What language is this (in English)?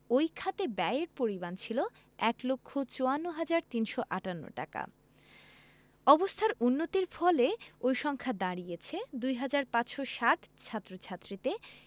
Bangla